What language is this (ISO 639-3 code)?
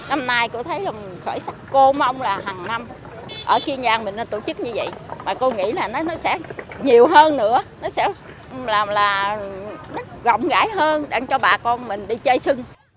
vie